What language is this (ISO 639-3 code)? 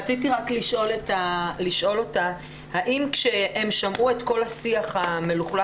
heb